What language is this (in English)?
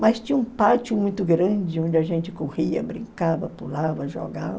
Portuguese